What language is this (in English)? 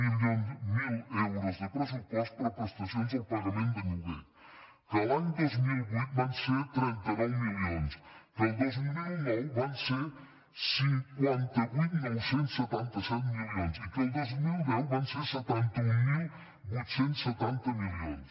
Catalan